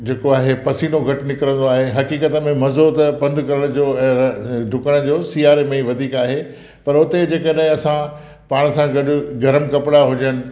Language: Sindhi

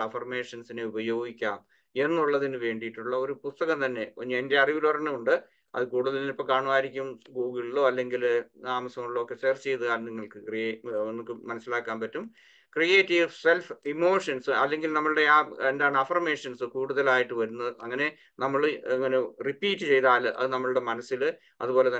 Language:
Malayalam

